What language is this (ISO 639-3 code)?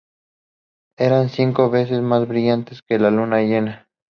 spa